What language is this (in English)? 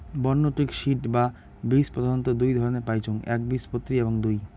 Bangla